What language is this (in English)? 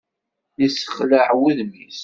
Kabyle